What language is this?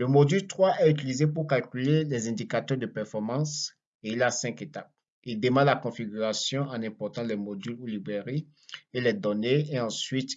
French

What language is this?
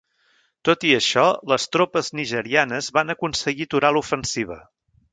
Catalan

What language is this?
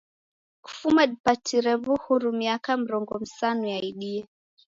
Taita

